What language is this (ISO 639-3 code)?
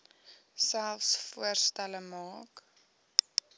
afr